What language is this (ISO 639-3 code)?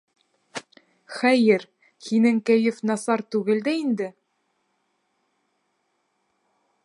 bak